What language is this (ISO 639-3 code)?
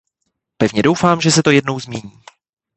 ces